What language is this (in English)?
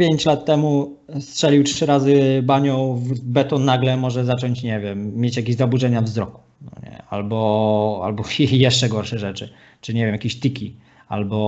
Polish